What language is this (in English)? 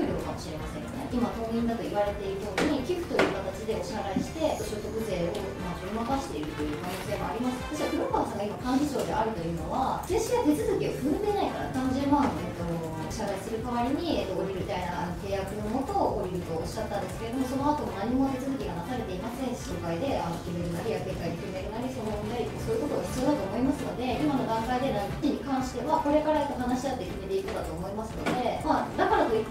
Japanese